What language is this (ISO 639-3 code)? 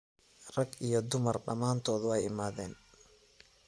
som